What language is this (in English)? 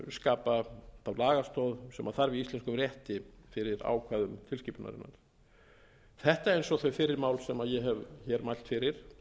Icelandic